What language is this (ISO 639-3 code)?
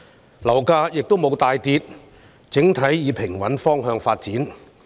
yue